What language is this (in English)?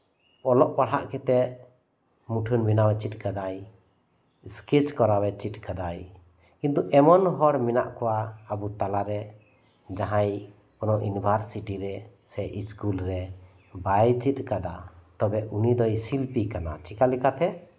Santali